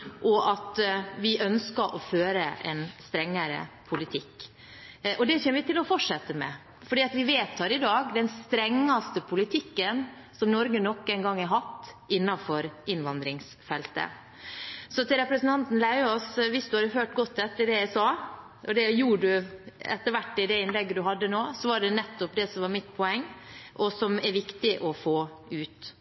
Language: Norwegian Bokmål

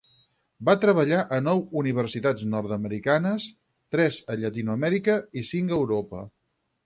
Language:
Catalan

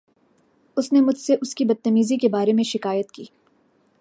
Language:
Urdu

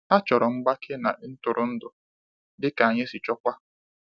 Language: Igbo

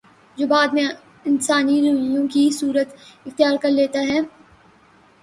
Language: Urdu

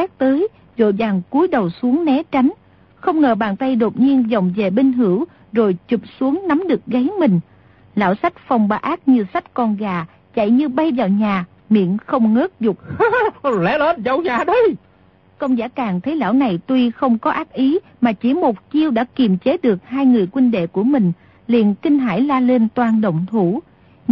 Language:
Vietnamese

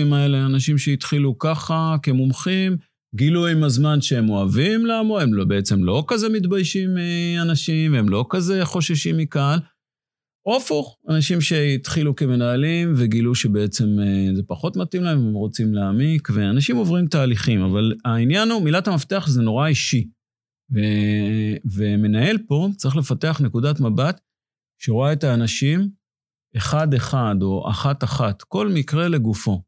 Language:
Hebrew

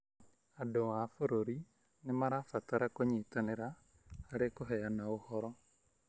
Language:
Kikuyu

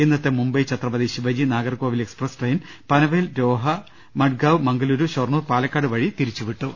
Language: Malayalam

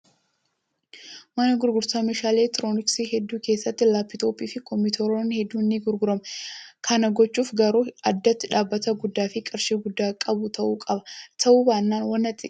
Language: Oromo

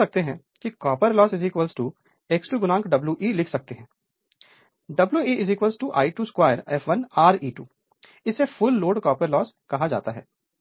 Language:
Hindi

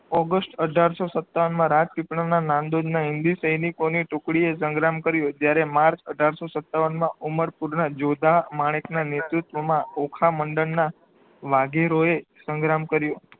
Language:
Gujarati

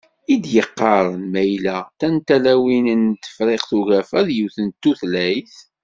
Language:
Kabyle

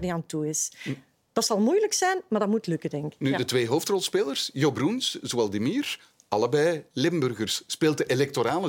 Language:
Dutch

